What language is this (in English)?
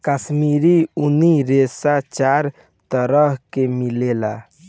Bhojpuri